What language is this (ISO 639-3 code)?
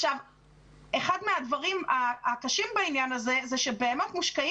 heb